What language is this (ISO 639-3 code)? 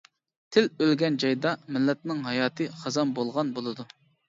uig